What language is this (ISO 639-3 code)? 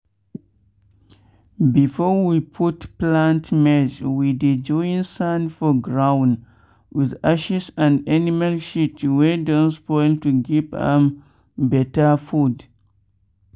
pcm